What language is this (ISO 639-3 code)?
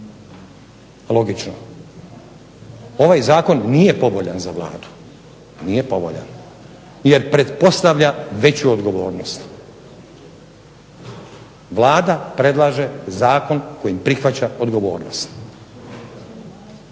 hrv